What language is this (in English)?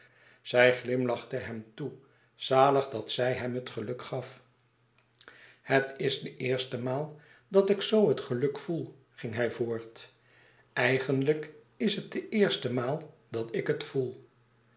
Dutch